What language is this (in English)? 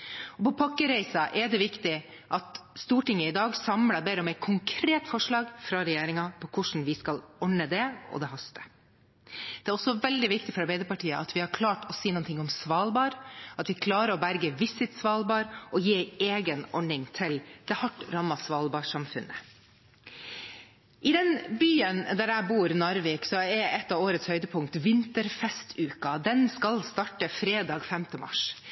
Norwegian Bokmål